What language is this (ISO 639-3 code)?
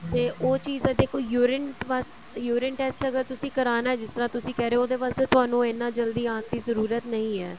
pan